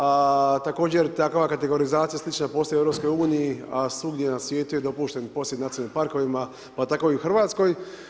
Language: Croatian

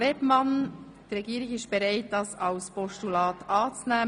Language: Swiss German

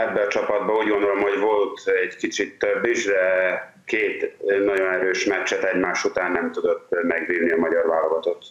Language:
Hungarian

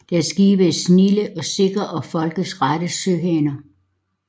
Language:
Danish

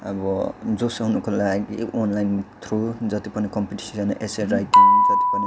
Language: Nepali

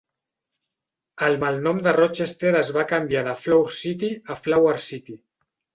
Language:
Catalan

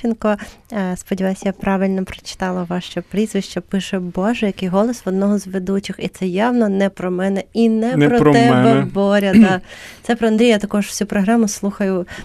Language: Ukrainian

